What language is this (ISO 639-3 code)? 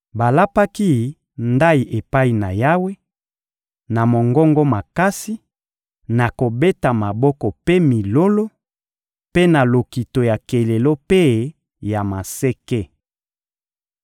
lin